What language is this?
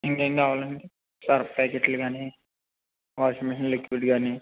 Telugu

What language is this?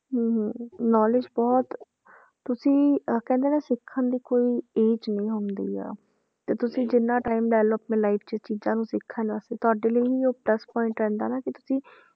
Punjabi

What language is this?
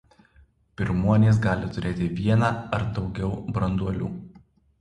Lithuanian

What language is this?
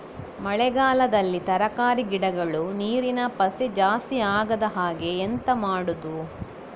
Kannada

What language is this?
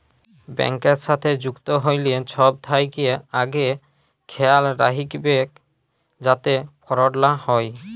Bangla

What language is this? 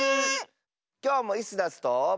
Japanese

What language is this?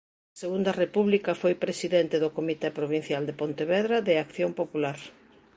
Galician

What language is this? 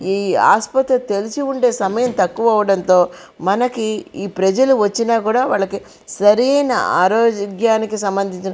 Telugu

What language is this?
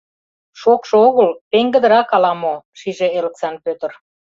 Mari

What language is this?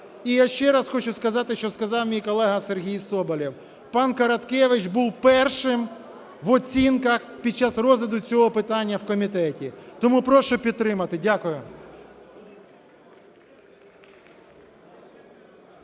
Ukrainian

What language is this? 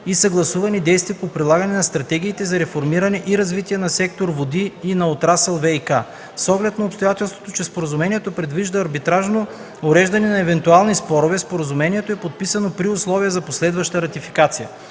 Bulgarian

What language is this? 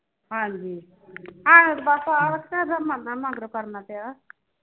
Punjabi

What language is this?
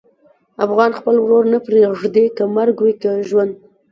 Pashto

